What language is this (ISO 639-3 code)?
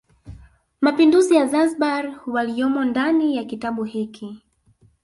swa